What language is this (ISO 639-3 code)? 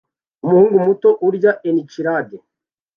kin